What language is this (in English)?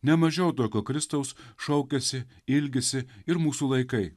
Lithuanian